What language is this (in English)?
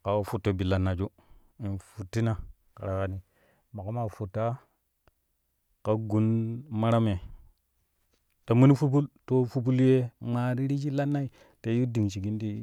Kushi